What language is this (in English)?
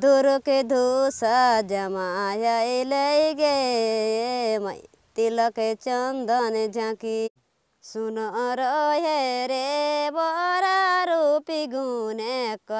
Vietnamese